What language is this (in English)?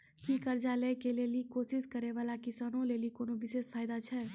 Maithili